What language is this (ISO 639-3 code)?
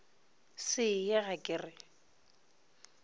nso